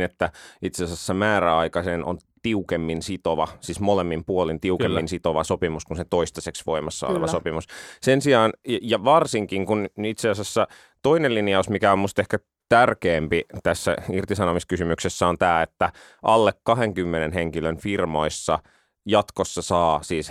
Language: Finnish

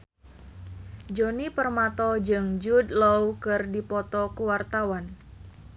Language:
Sundanese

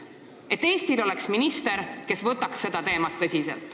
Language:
Estonian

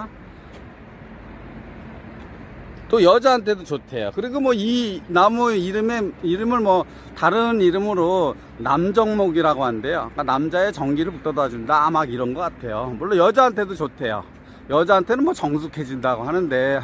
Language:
Korean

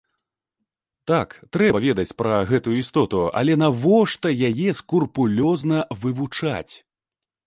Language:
Belarusian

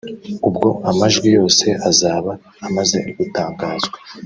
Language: Kinyarwanda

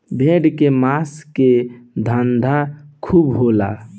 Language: Bhojpuri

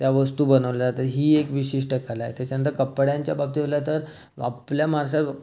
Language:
Marathi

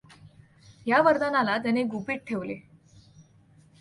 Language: Marathi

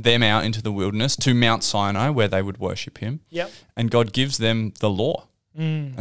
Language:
English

